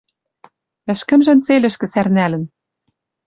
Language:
Western Mari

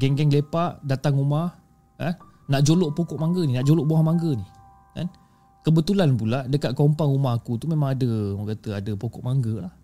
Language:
Malay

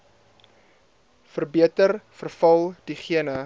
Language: Afrikaans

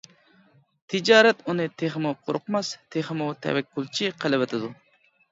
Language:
Uyghur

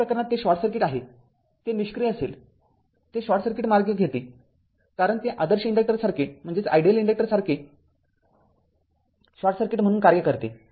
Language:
Marathi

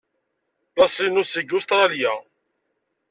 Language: Kabyle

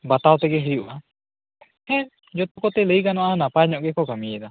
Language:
Santali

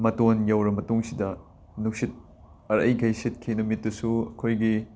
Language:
Manipuri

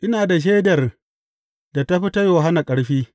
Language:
Hausa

